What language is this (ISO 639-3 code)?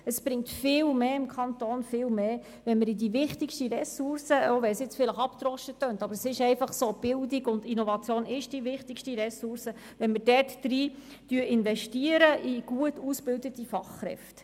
gsw